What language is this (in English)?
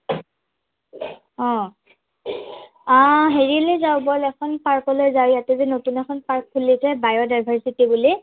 Assamese